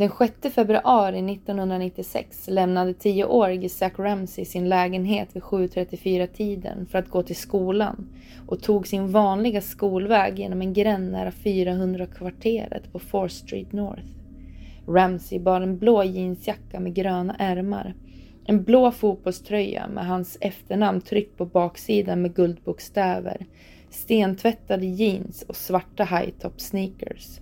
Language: Swedish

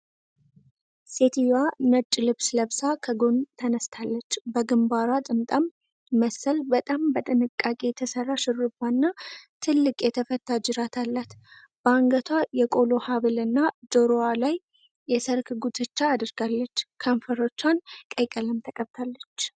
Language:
Amharic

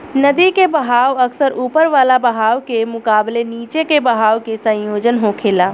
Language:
Bhojpuri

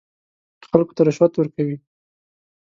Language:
Pashto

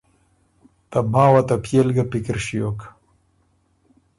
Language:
Ormuri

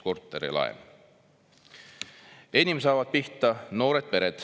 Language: Estonian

